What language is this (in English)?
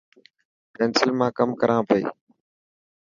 Dhatki